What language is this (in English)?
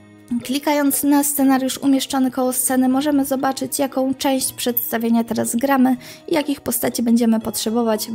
Polish